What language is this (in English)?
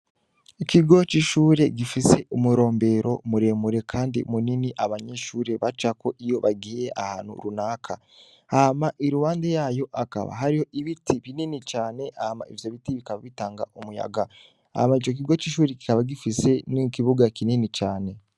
Rundi